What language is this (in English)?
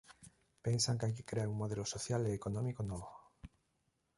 Galician